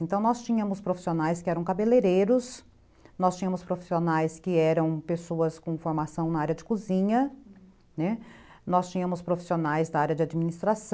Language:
Portuguese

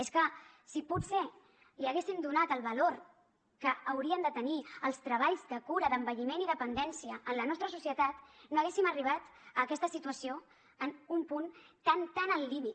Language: Catalan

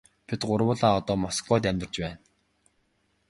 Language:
Mongolian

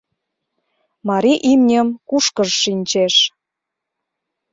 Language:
Mari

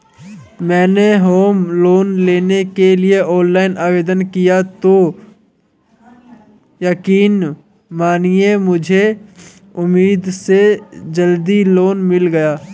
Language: Hindi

